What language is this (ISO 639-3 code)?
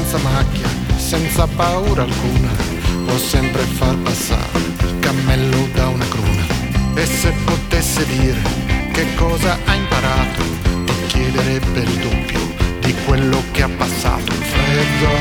ita